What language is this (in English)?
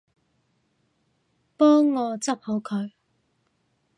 Cantonese